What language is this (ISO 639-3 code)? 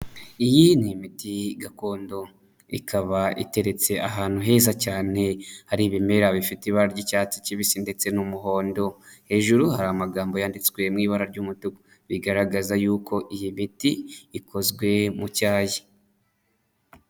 kin